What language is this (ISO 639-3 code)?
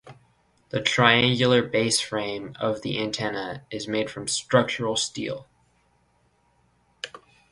eng